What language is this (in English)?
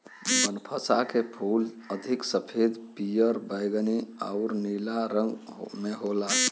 Bhojpuri